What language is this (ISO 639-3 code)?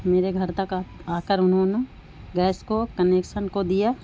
urd